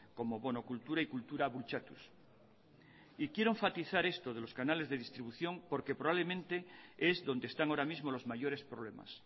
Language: Spanish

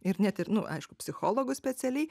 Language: Lithuanian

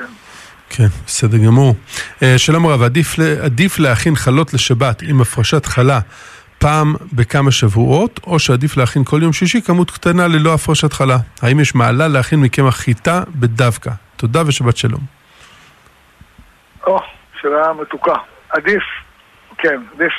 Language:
Hebrew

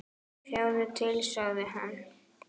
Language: Icelandic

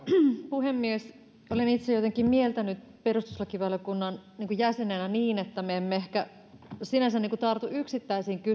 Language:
Finnish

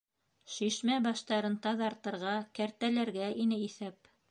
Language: Bashkir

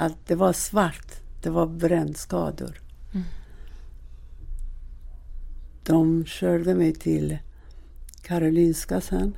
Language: Swedish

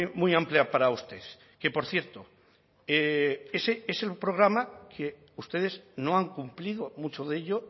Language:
Spanish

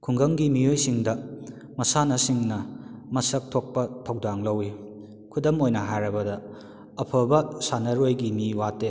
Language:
Manipuri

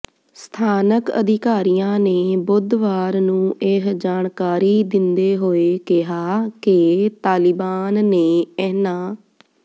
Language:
Punjabi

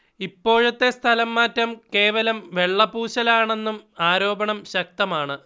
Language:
Malayalam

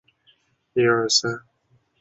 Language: Chinese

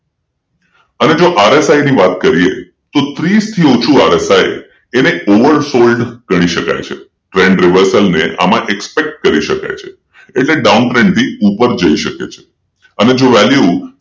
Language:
Gujarati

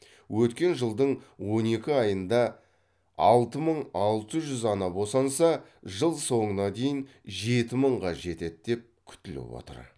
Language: Kazakh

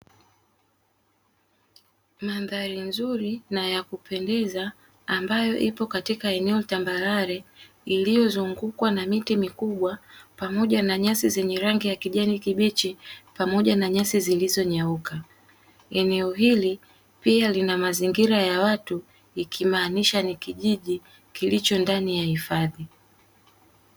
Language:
Swahili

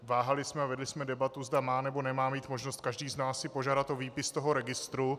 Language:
Czech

